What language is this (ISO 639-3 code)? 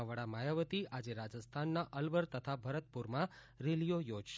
guj